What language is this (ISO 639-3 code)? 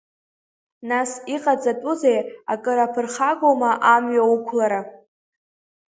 abk